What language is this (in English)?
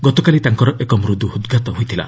Odia